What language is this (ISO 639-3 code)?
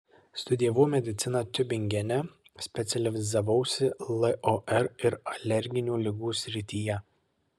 lit